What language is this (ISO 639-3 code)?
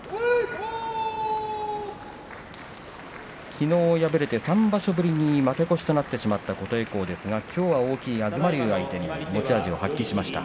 jpn